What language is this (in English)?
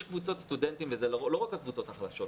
Hebrew